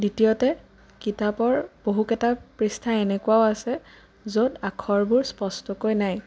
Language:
Assamese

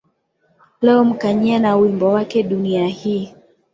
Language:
Swahili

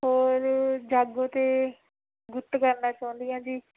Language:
Punjabi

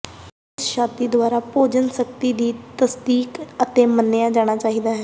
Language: Punjabi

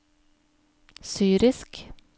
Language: Norwegian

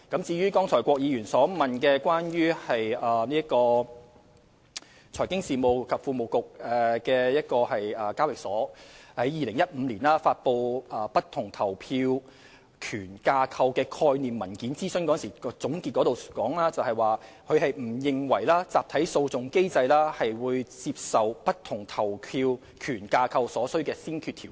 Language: Cantonese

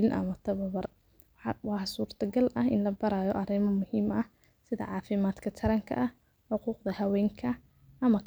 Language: Somali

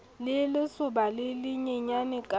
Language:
Southern Sotho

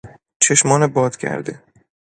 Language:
Persian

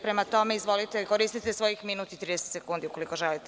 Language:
Serbian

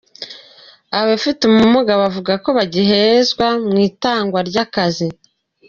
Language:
Kinyarwanda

